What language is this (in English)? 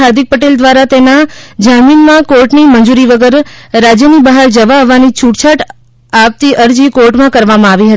Gujarati